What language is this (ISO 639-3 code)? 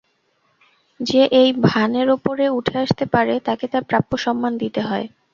ben